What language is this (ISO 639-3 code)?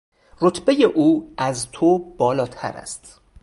fas